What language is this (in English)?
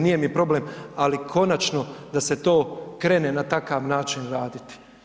Croatian